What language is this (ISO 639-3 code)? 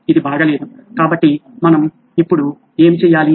tel